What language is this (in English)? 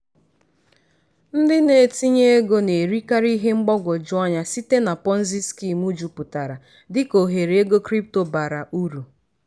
Igbo